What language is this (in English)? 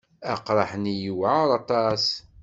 Kabyle